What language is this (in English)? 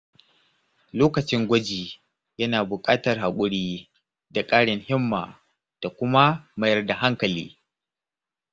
Hausa